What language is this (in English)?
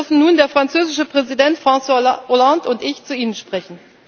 German